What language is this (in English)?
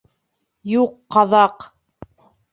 Bashkir